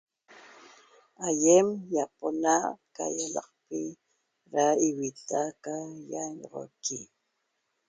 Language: Toba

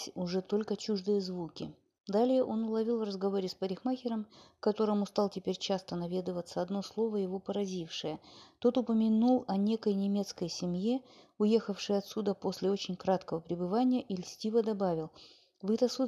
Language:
Russian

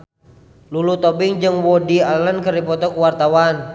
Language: Sundanese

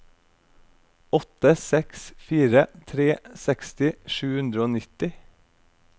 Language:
Norwegian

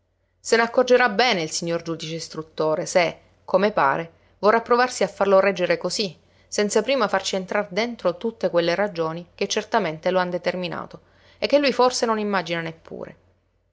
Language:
Italian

